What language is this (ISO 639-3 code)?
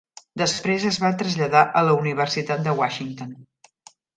cat